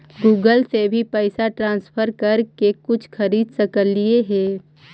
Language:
Magahi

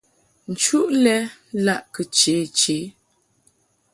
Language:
Mungaka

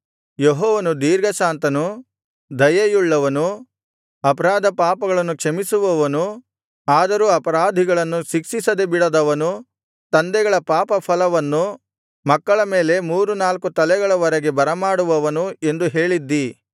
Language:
Kannada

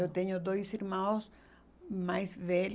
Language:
Portuguese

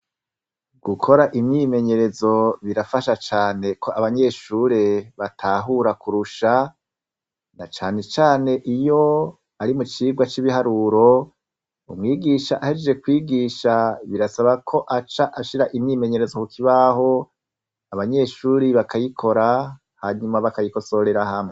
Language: Rundi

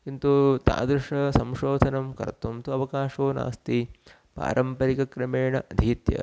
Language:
Sanskrit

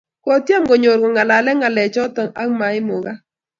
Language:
Kalenjin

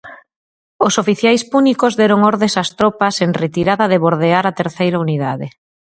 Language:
Galician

